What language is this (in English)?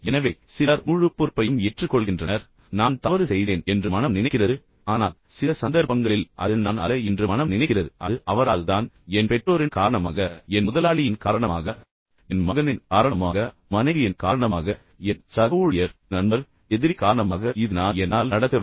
Tamil